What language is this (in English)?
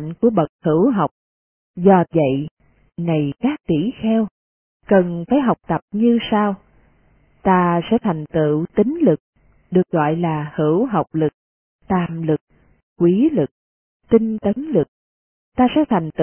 Vietnamese